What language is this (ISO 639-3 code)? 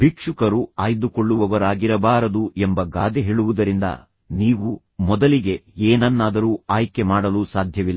kan